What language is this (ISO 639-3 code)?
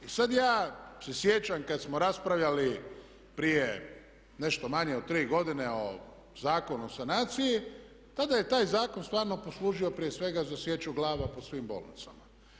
hrv